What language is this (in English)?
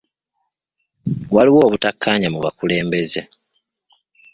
Ganda